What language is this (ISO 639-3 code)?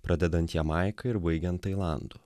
lit